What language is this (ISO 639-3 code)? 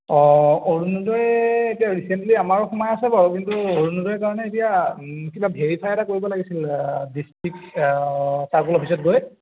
asm